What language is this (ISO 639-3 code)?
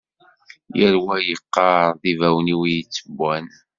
kab